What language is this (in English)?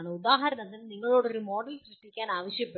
Malayalam